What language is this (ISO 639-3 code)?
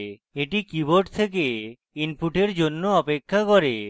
ben